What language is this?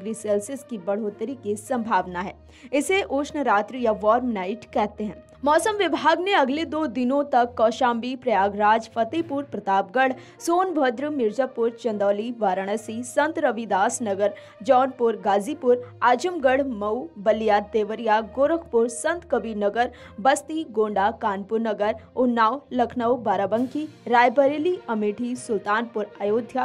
Hindi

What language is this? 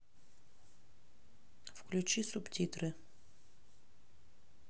Russian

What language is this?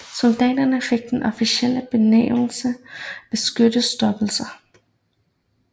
Danish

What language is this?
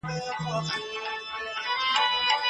Pashto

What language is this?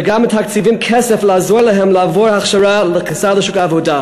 Hebrew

